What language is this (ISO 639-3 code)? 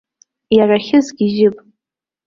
abk